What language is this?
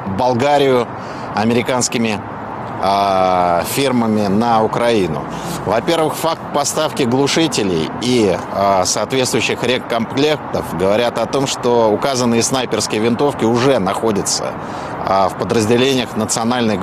Russian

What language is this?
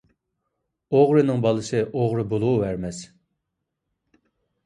Uyghur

